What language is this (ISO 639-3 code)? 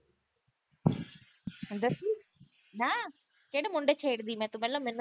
pan